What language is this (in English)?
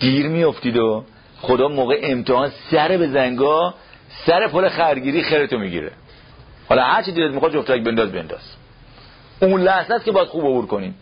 Persian